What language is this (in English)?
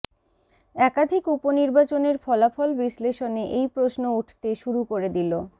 Bangla